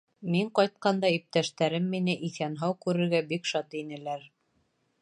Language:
Bashkir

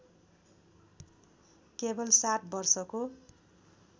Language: Nepali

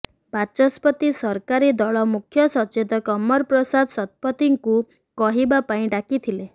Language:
Odia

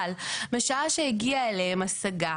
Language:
Hebrew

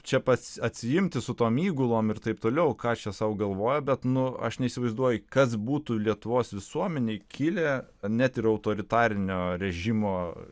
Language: Lithuanian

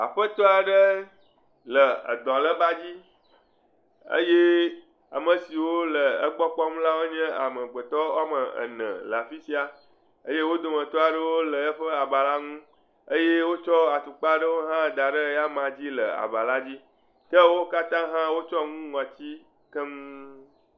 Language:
Ewe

